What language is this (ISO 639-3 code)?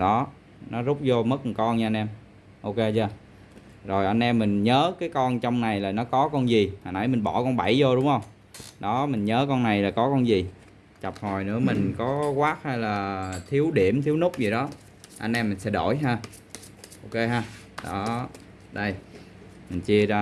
vie